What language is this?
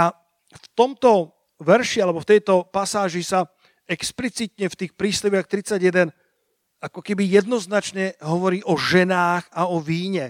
Slovak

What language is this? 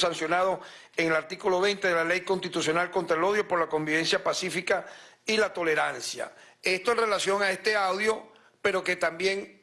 Spanish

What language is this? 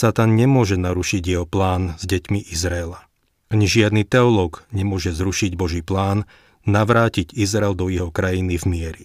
Slovak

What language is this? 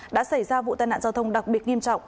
Vietnamese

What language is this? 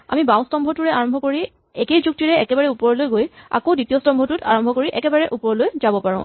Assamese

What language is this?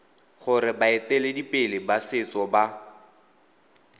Tswana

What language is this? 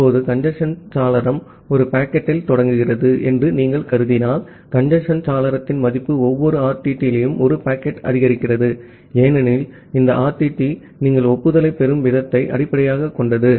Tamil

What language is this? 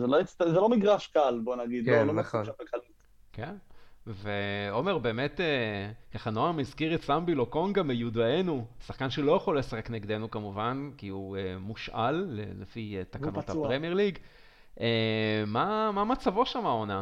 Hebrew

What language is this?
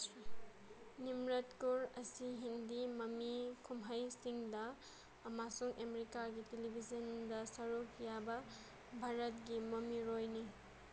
Manipuri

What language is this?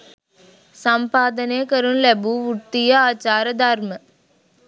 Sinhala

